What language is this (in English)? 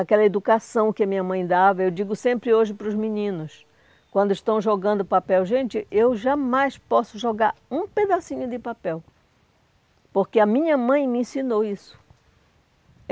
Portuguese